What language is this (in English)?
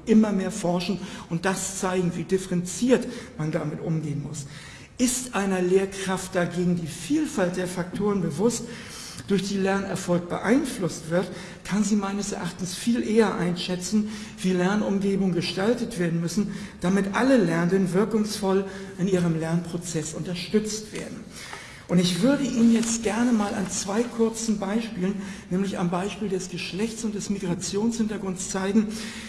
German